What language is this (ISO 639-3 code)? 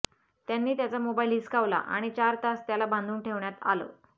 mar